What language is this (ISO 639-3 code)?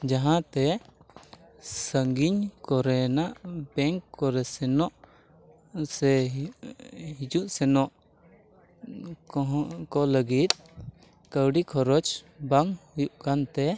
sat